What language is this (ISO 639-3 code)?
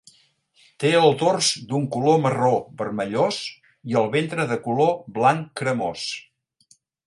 cat